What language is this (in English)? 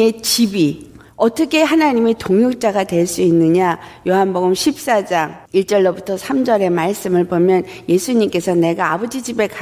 Korean